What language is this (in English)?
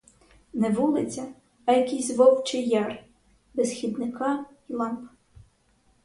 Ukrainian